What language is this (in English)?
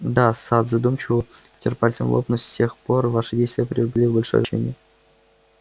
Russian